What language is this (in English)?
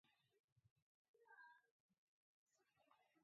Mari